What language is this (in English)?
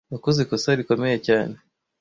Kinyarwanda